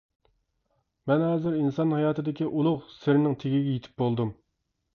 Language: Uyghur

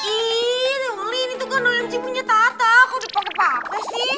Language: Indonesian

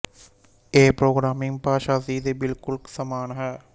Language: Punjabi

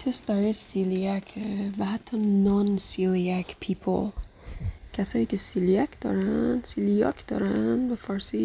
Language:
Persian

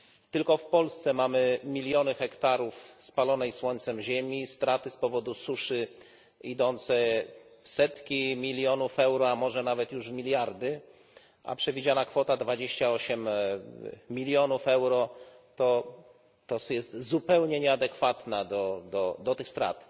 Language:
Polish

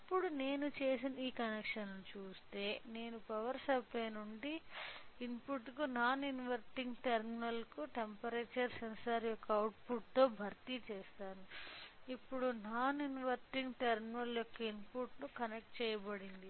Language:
Telugu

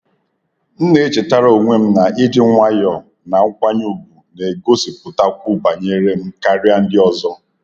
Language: Igbo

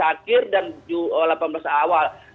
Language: Indonesian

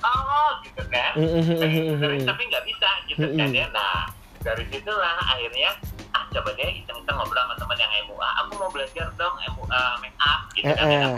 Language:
Indonesian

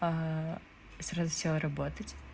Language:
Russian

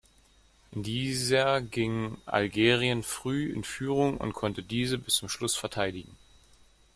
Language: German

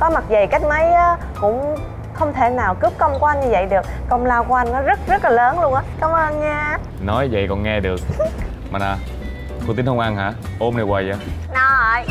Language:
Vietnamese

